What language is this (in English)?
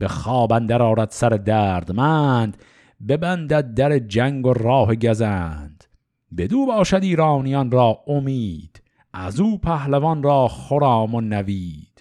Persian